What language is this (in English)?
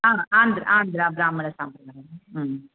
Sanskrit